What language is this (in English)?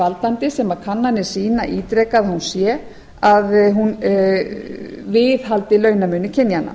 Icelandic